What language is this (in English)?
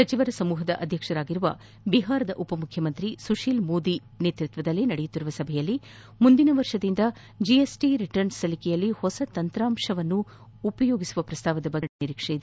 Kannada